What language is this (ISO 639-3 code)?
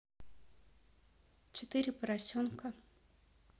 rus